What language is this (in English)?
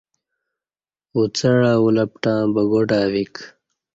Kati